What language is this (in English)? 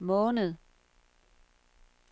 Danish